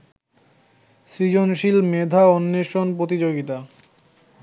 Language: Bangla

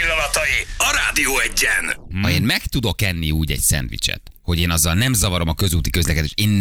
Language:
Hungarian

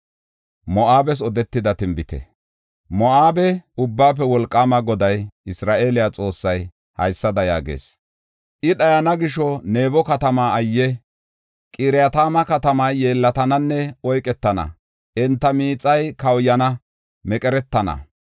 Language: Gofa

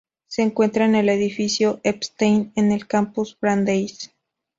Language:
Spanish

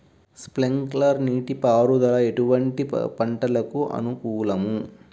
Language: Telugu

